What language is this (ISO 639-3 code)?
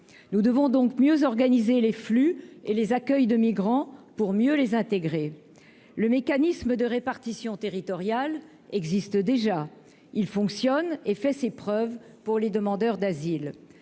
fra